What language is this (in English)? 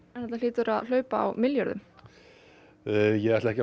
Icelandic